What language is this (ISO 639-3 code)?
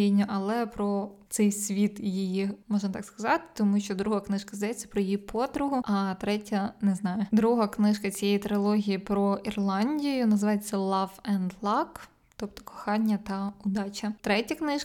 ukr